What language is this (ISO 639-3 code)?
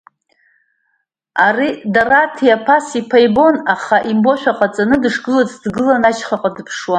abk